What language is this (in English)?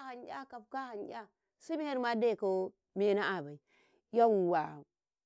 Karekare